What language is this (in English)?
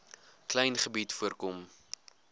Afrikaans